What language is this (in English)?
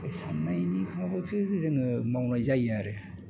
Bodo